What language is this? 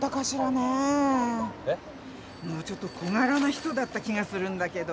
Japanese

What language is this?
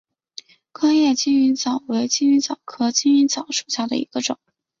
Chinese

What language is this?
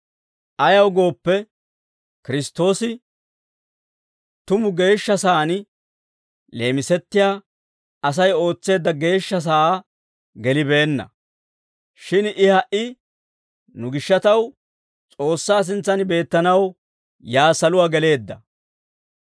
Dawro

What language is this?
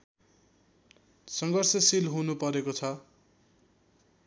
Nepali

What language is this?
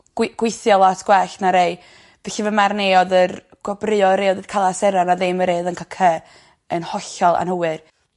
Welsh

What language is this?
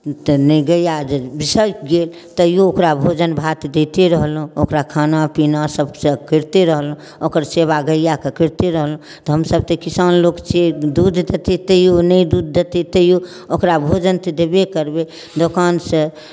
Maithili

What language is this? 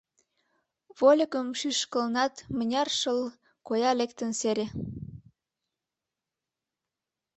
Mari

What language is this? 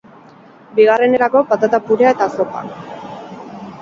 Basque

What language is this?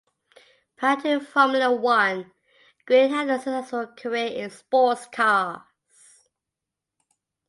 English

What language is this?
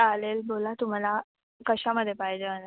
Marathi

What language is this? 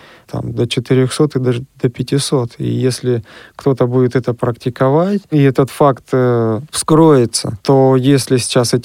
Russian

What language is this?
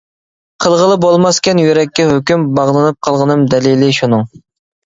Uyghur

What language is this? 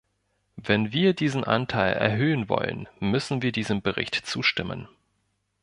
German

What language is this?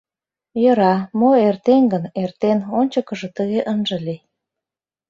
Mari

